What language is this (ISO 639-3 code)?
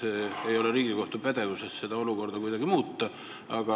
est